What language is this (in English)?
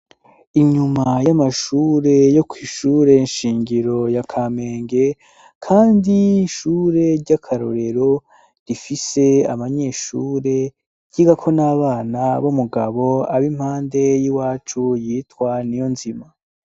Rundi